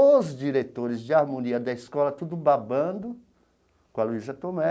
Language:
Portuguese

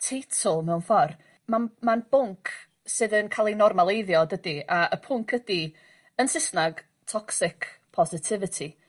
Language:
Welsh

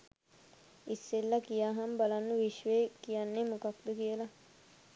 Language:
Sinhala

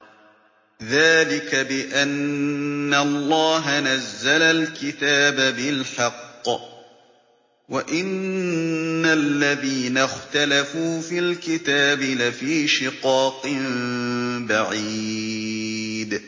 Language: Arabic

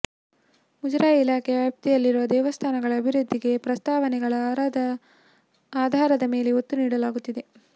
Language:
Kannada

